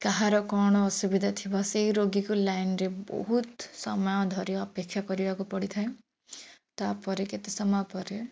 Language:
Odia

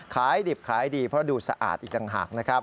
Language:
Thai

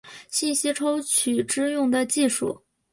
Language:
Chinese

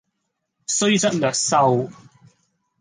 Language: Cantonese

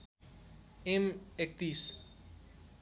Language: Nepali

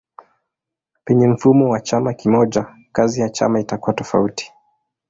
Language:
Swahili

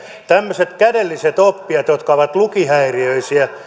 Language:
Finnish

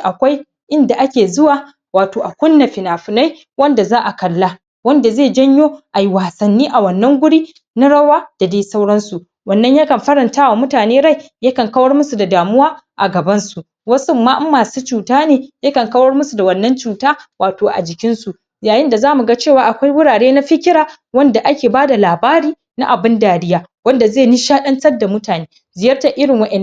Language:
Hausa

